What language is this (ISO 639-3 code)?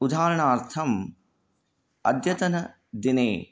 san